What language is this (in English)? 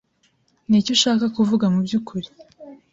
Kinyarwanda